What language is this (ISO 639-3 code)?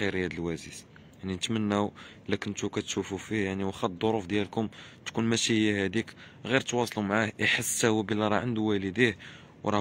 ara